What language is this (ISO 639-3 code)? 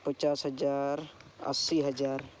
sat